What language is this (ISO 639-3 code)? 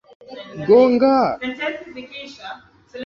swa